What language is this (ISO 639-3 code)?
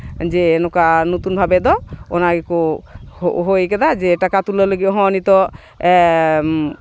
sat